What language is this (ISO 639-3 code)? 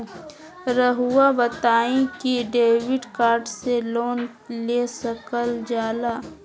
mag